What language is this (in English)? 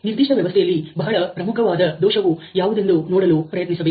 Kannada